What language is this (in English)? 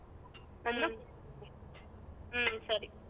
Kannada